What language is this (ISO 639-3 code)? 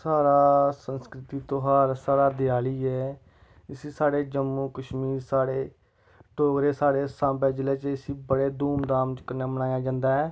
doi